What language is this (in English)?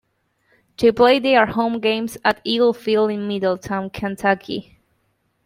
English